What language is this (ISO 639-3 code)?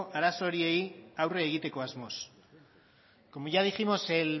eus